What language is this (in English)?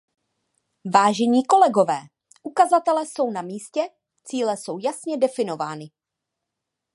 Czech